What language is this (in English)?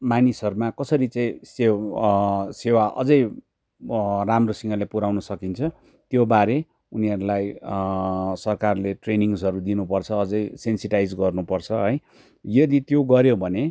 Nepali